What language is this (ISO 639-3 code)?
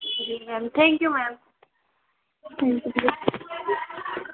hin